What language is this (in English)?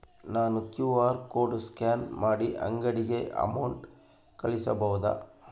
Kannada